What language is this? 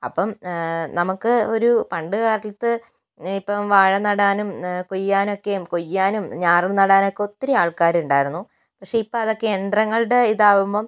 Malayalam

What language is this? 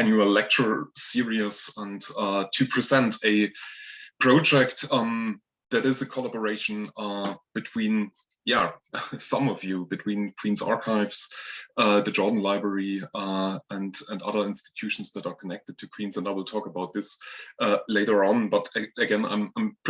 English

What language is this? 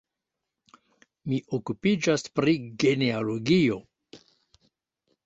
Esperanto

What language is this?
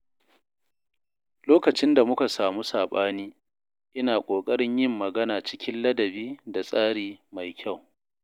Hausa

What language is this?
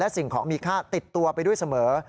Thai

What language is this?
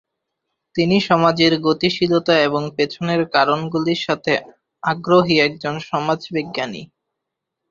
Bangla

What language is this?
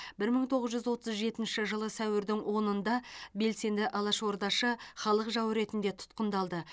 Kazakh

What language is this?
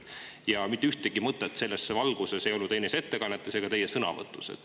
Estonian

